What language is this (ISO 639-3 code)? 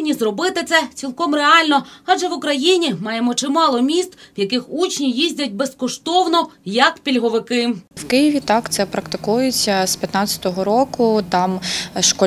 ukr